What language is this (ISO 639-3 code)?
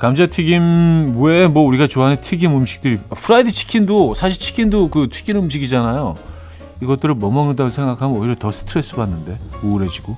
kor